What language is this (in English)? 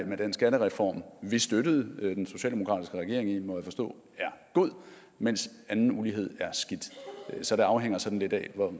Danish